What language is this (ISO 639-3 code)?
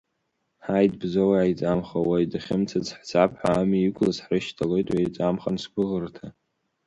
abk